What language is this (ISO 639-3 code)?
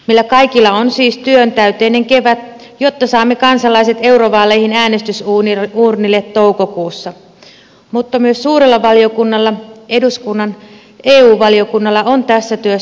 fin